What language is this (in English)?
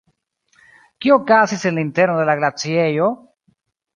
Esperanto